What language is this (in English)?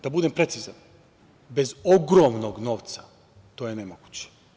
Serbian